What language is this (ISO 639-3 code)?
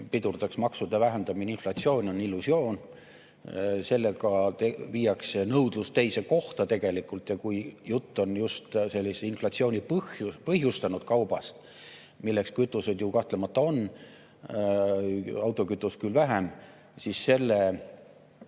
est